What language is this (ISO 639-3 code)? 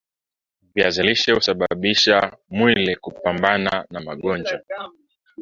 swa